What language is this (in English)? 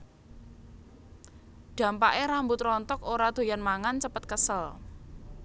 Javanese